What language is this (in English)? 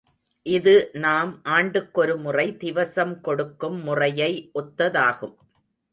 Tamil